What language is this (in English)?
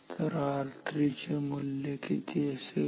Marathi